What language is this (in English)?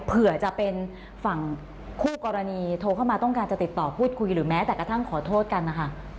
Thai